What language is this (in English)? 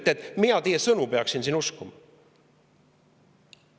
Estonian